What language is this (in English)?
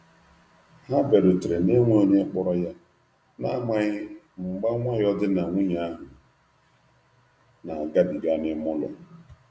Igbo